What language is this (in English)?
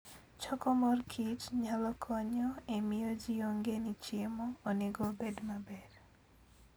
Luo (Kenya and Tanzania)